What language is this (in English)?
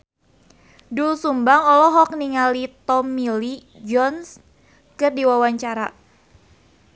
Sundanese